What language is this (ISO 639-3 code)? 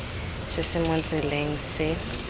tsn